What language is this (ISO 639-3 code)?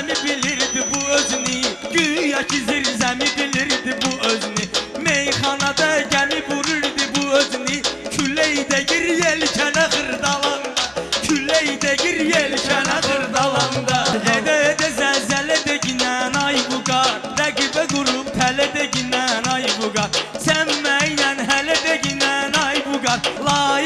aze